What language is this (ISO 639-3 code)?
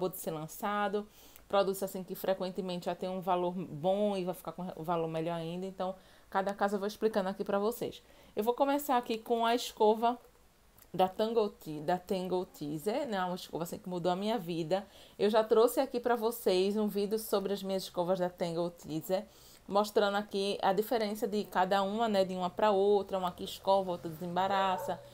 por